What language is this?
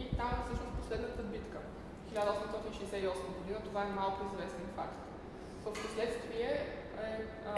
Bulgarian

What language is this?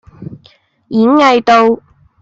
Cantonese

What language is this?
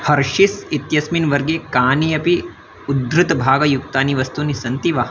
Sanskrit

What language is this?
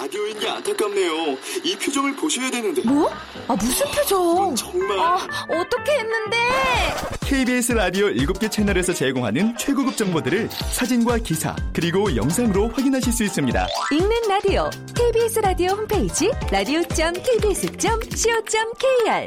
Korean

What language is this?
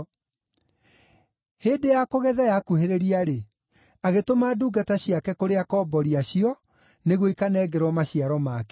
Kikuyu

